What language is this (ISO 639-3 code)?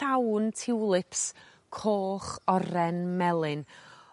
cym